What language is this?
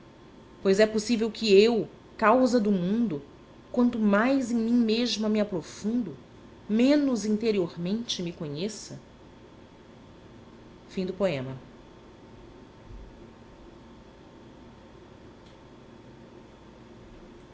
Portuguese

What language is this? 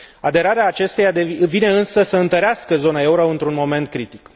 Romanian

